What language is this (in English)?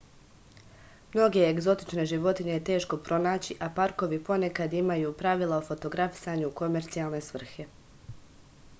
Serbian